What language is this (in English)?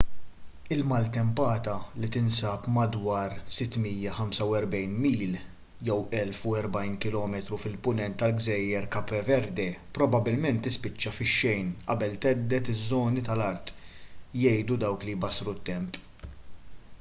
Maltese